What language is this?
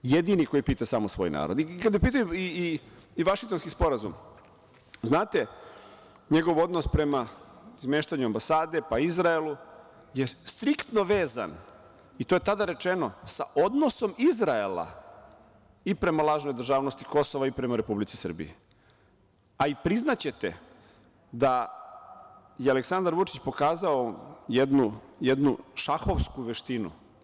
Serbian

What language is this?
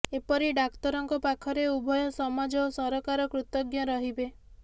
Odia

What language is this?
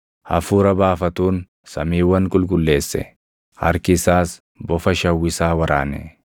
Oromo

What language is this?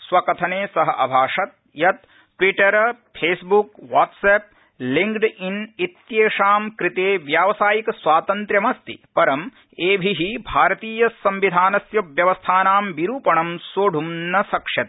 Sanskrit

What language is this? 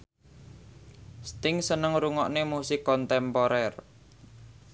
Javanese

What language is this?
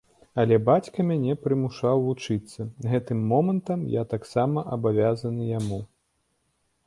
Belarusian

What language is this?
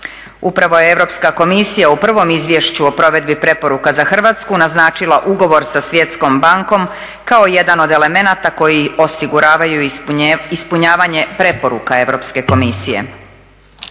Croatian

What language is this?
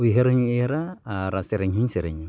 Santali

